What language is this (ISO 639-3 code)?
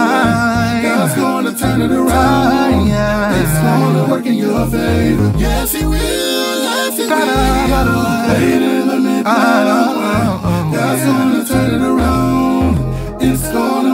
eng